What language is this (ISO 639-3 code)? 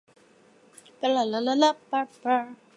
zho